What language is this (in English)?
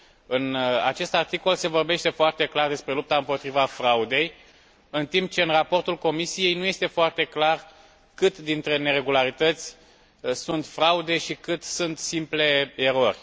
Romanian